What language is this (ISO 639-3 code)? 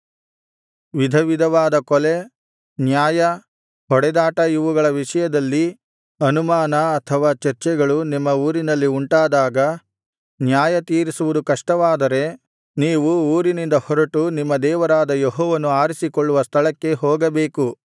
kan